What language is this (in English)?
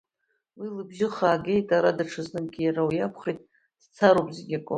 Abkhazian